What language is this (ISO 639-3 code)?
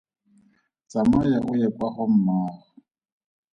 tsn